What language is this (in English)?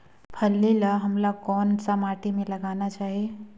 Chhattisgarhi